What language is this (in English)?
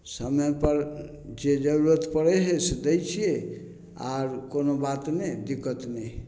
Maithili